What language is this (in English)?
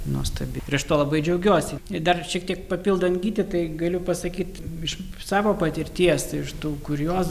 Lithuanian